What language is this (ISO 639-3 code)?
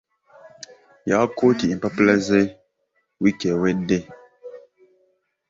lug